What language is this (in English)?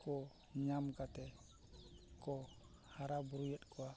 Santali